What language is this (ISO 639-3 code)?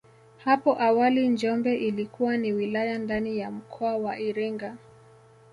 swa